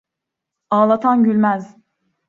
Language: Turkish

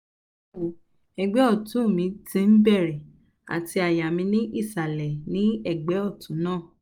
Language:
Yoruba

